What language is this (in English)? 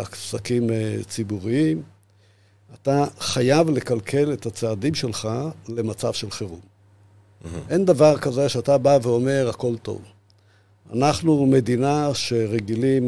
Hebrew